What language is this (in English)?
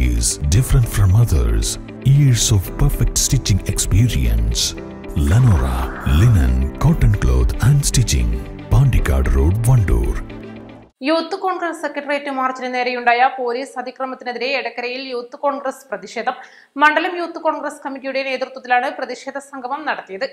Malayalam